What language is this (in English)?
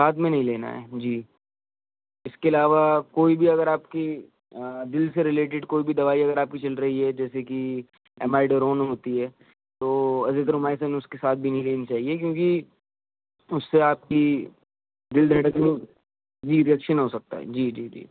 Urdu